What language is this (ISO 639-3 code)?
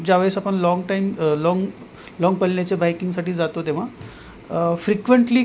mar